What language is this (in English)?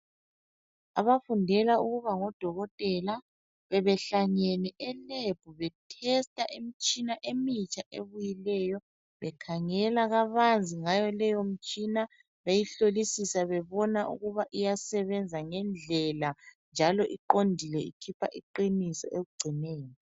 North Ndebele